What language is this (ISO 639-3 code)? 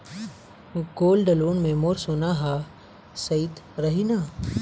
hne